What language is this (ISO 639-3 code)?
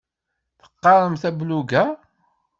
kab